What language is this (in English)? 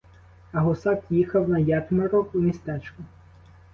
Ukrainian